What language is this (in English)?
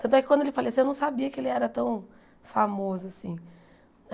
Portuguese